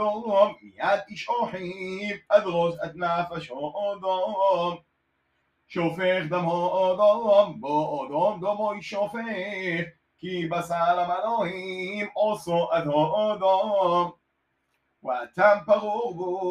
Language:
Hebrew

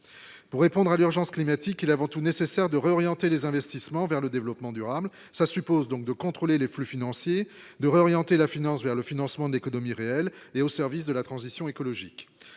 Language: French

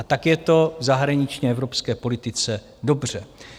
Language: Czech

